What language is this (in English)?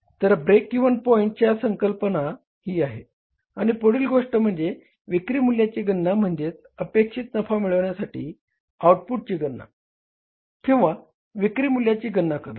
Marathi